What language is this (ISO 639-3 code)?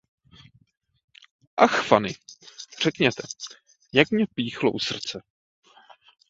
ces